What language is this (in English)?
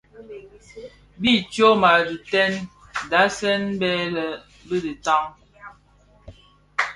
Bafia